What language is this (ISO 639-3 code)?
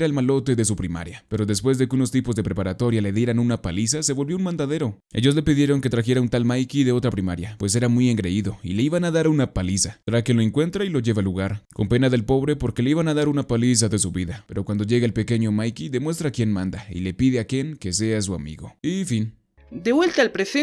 spa